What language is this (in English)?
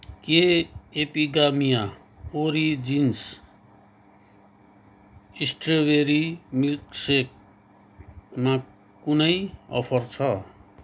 Nepali